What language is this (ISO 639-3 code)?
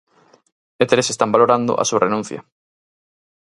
glg